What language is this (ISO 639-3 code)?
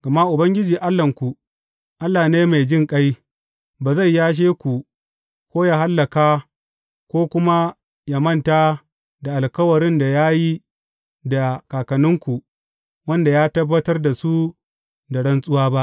hau